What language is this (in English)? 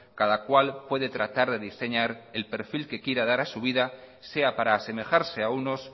Spanish